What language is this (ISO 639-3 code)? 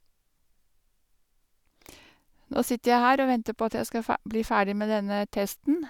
nor